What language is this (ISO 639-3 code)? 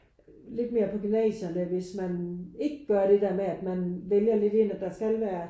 dan